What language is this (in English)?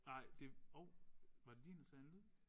Danish